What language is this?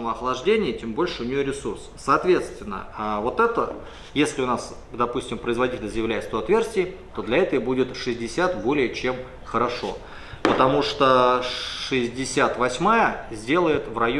Russian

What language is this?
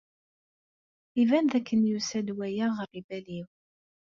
Kabyle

